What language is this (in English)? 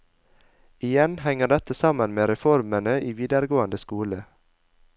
Norwegian